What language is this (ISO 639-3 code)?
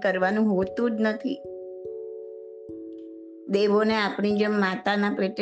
guj